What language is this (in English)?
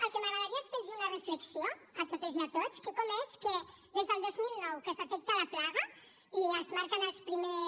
Catalan